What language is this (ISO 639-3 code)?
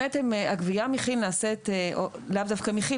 heb